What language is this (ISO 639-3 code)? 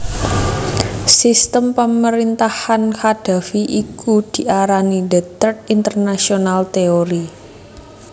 jav